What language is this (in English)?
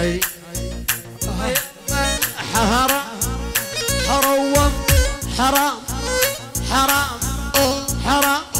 Arabic